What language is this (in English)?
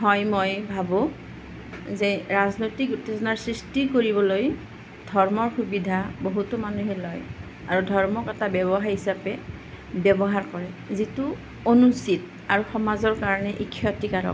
Assamese